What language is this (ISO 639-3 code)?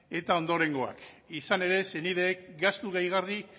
eus